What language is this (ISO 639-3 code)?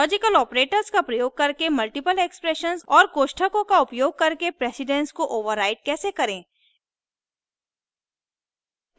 hin